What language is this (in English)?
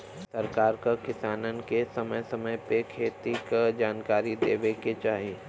Bhojpuri